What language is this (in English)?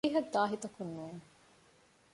Divehi